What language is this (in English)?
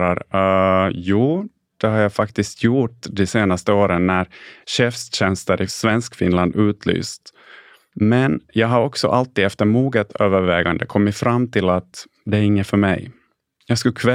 Swedish